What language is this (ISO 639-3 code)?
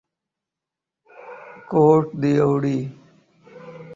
urd